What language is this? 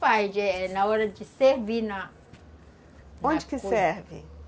Portuguese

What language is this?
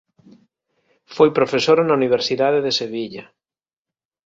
Galician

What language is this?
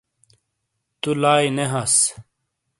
Shina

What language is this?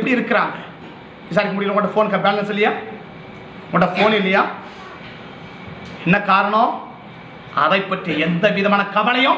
Indonesian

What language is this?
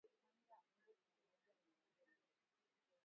Swahili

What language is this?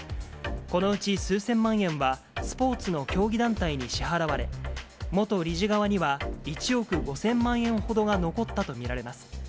Japanese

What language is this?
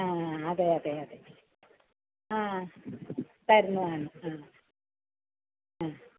Malayalam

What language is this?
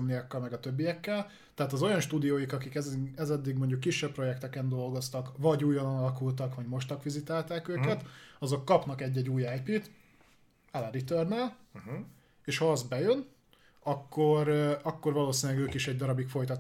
Hungarian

